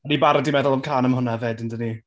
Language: Welsh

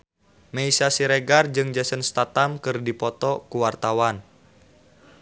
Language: Sundanese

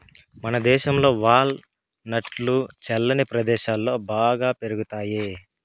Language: Telugu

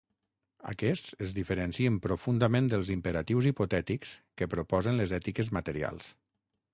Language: Catalan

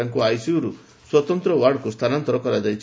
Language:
Odia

